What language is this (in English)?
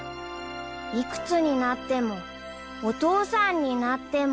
Japanese